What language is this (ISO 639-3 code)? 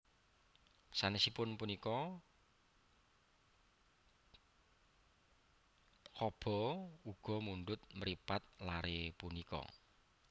jav